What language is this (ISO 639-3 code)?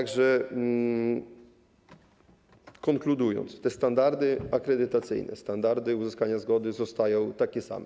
pol